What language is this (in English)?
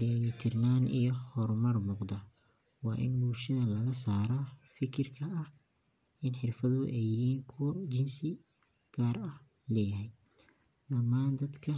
Somali